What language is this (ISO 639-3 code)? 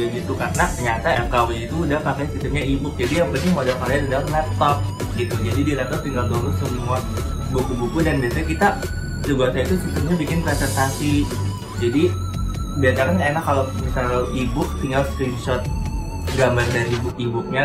ind